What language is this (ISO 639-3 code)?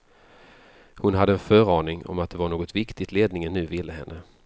swe